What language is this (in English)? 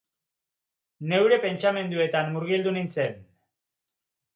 Basque